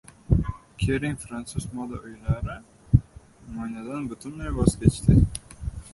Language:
Uzbek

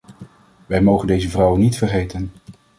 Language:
Dutch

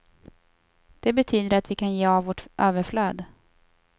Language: Swedish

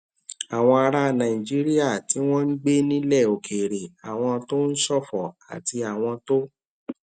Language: Yoruba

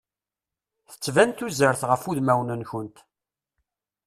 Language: Kabyle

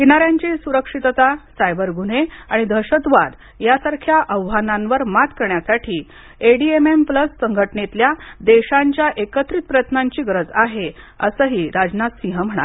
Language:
Marathi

